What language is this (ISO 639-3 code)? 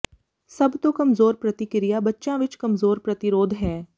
pan